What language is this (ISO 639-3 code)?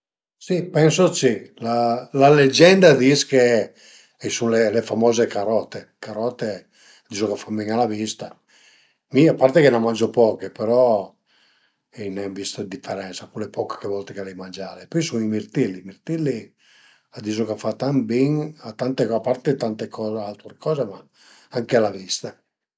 pms